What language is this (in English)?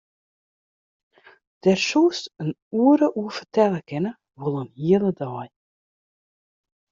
Western Frisian